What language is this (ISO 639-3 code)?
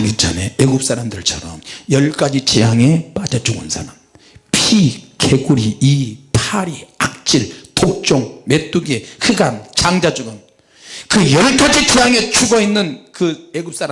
kor